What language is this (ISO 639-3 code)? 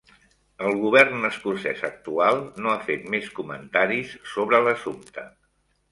cat